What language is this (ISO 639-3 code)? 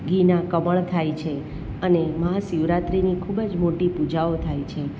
guj